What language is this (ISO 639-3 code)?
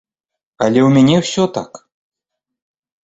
bel